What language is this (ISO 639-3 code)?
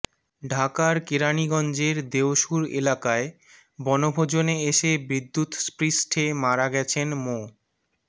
ben